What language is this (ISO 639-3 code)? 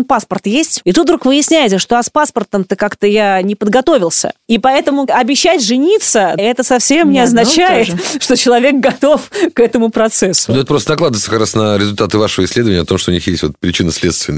rus